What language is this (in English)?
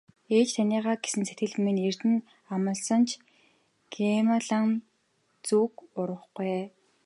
Mongolian